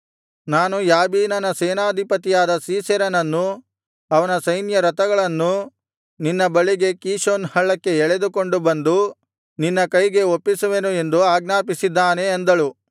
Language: Kannada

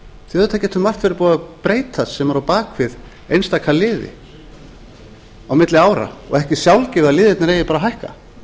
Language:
Icelandic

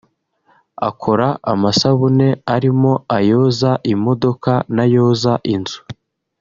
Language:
Kinyarwanda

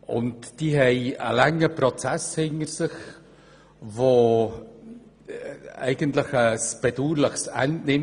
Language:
Swiss German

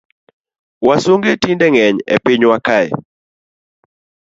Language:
Luo (Kenya and Tanzania)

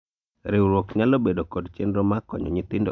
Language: Luo (Kenya and Tanzania)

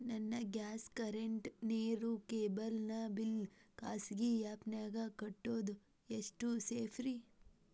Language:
Kannada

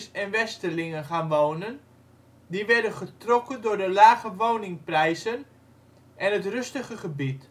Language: Dutch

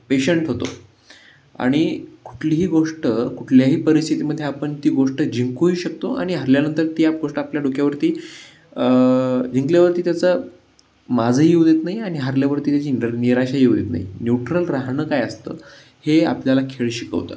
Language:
Marathi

